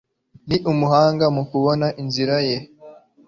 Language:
Kinyarwanda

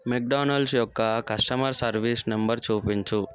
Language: Telugu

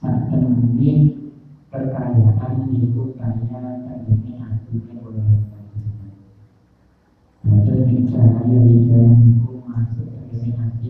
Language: Indonesian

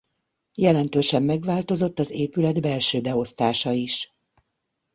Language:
Hungarian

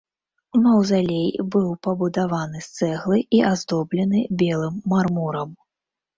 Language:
Belarusian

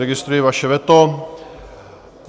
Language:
Czech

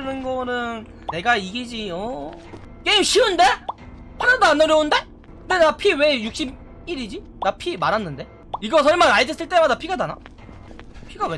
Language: Korean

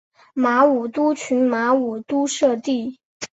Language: Chinese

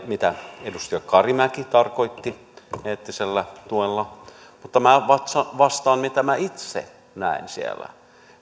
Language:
Finnish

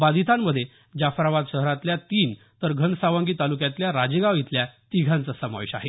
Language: Marathi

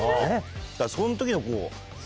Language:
Japanese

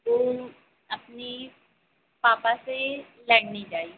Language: Hindi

